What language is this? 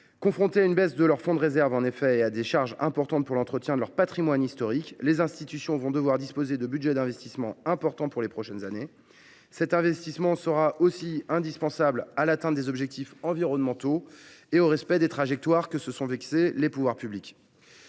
French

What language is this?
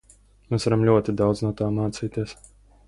Latvian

